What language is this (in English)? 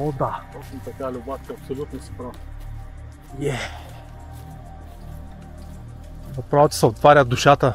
Bulgarian